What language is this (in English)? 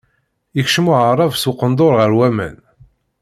Kabyle